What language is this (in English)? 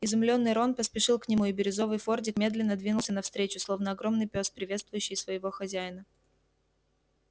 Russian